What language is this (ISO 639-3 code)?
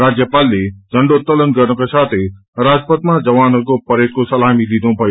nep